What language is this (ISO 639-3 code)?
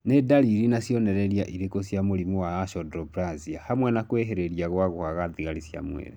kik